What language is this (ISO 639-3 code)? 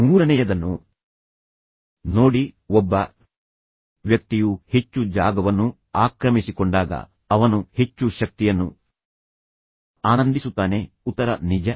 kan